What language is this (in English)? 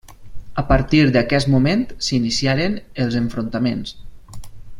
Catalan